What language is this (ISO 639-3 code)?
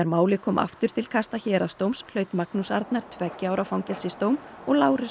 isl